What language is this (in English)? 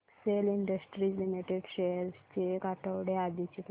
Marathi